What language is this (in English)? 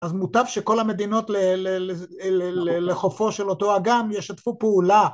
Hebrew